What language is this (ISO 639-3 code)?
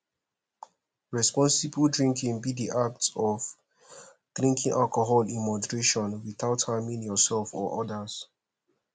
pcm